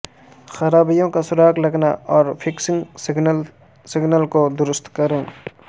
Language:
Urdu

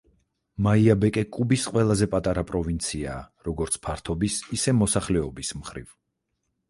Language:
Georgian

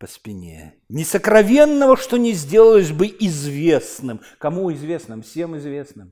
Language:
Russian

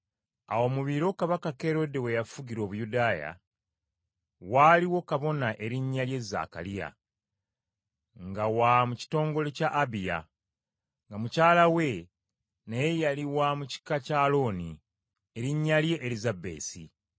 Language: Ganda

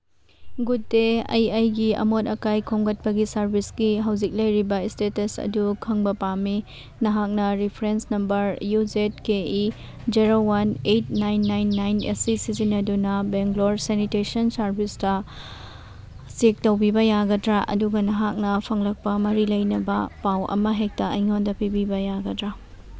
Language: Manipuri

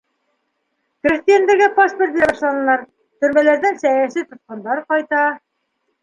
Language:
Bashkir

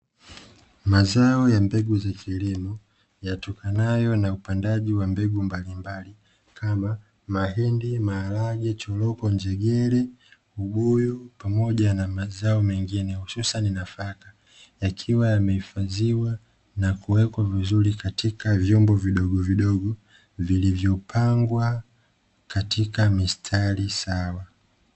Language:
Swahili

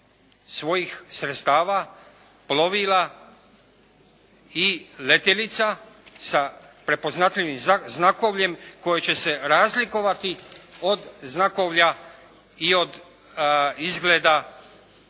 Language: Croatian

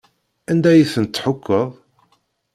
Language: Kabyle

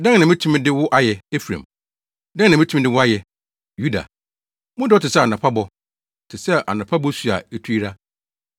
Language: Akan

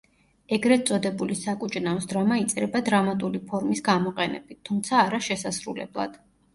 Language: Georgian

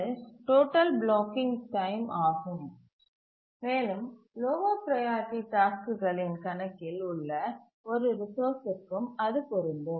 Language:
Tamil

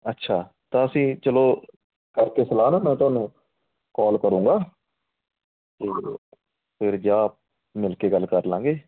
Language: Punjabi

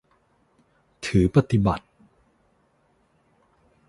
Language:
Thai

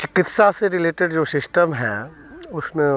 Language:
Hindi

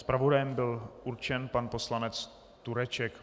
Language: Czech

